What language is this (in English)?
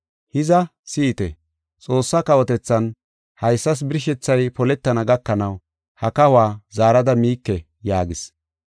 Gofa